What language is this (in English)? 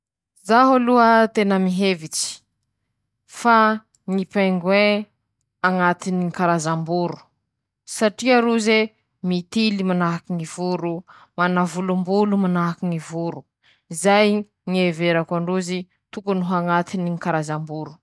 Masikoro Malagasy